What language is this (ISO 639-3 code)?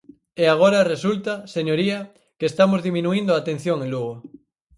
glg